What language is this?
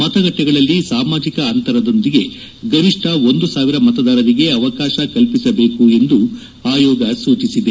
Kannada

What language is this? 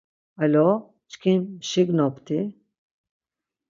Laz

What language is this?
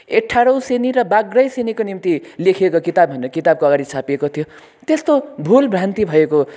Nepali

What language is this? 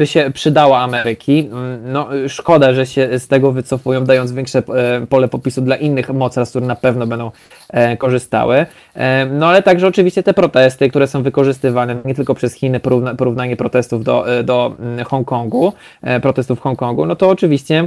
Polish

